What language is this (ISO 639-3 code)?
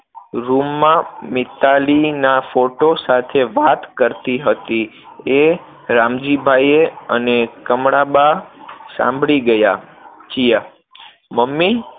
guj